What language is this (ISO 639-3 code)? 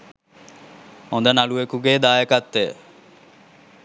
sin